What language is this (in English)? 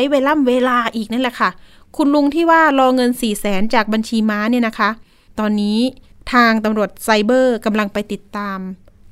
Thai